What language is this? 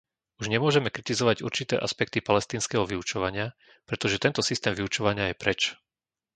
Slovak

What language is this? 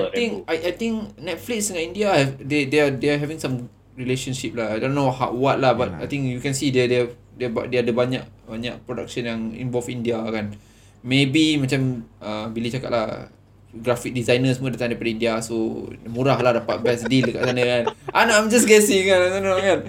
Malay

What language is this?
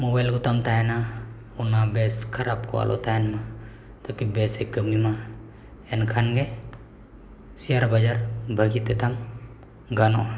Santali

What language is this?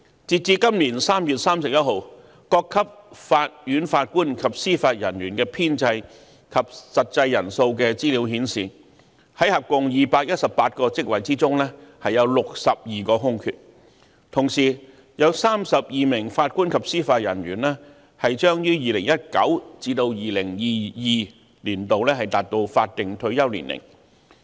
Cantonese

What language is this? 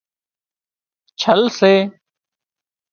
Wadiyara Koli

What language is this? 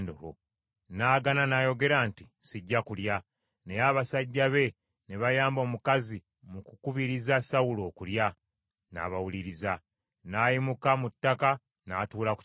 Ganda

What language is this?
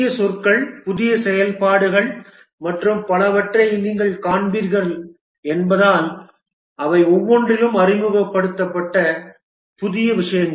Tamil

